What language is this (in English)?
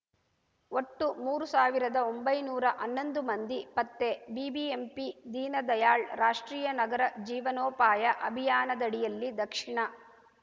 Kannada